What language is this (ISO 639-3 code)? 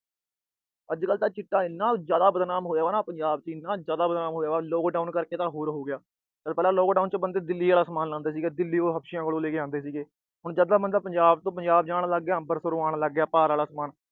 pan